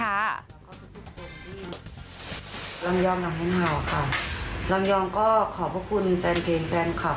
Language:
Thai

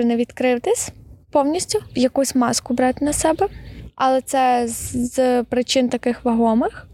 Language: Ukrainian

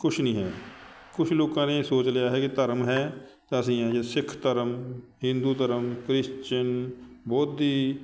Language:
Punjabi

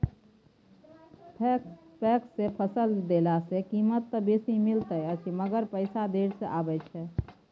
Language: Maithili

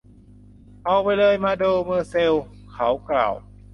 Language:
Thai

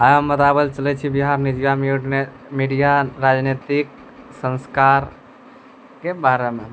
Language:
Maithili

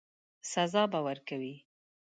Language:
Pashto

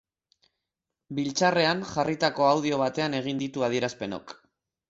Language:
Basque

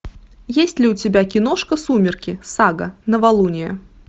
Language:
Russian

